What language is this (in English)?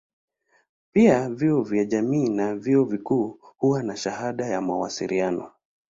Swahili